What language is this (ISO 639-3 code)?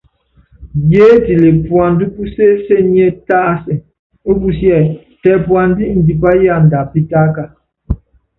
yav